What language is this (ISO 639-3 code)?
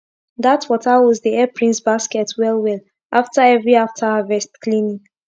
pcm